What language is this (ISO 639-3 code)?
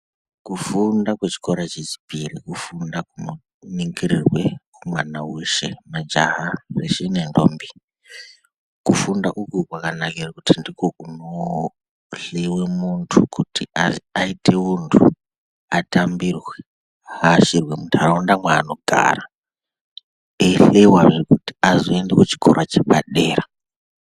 ndc